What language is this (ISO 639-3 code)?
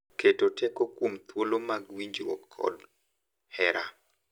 luo